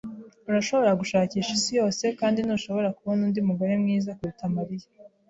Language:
Kinyarwanda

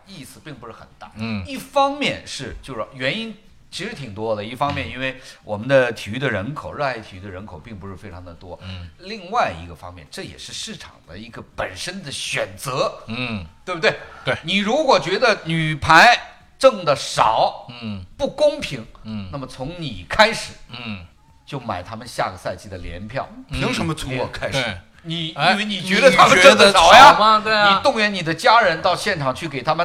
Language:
Chinese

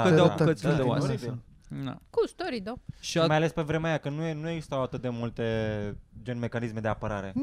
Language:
Romanian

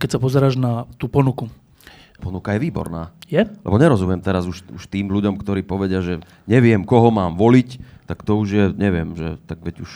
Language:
Slovak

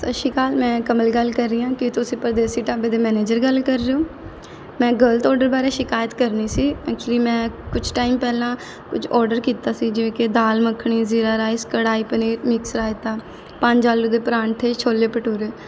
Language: Punjabi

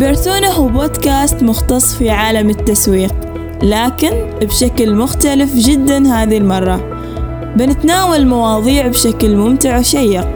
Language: Arabic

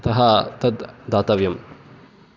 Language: Sanskrit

